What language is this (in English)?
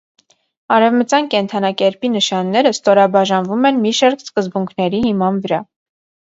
Armenian